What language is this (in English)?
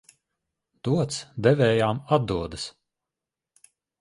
Latvian